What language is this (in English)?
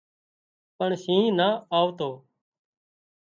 Wadiyara Koli